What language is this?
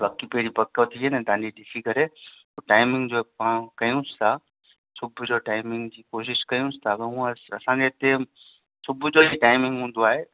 Sindhi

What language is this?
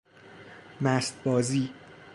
Persian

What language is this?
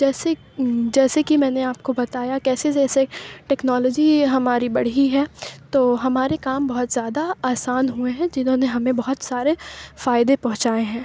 Urdu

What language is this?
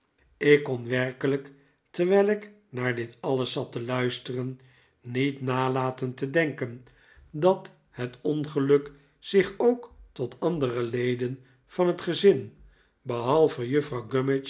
Dutch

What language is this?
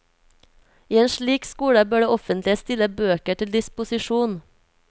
Norwegian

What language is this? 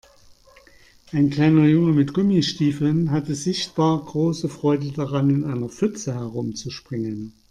German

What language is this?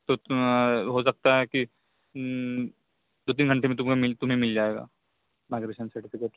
Urdu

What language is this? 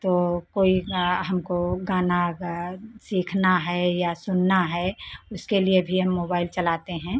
Hindi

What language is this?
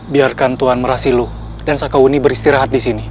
Indonesian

